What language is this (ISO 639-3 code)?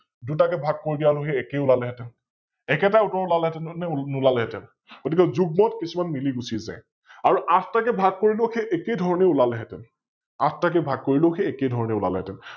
asm